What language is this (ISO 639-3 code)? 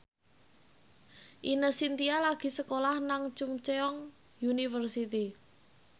jav